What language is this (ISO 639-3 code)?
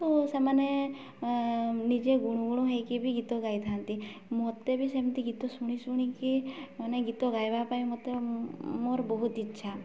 ori